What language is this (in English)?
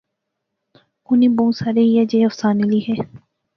Pahari-Potwari